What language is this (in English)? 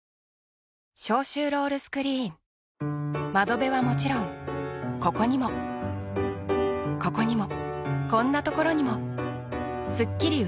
Japanese